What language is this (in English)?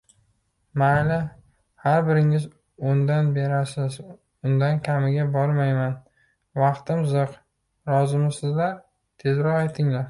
Uzbek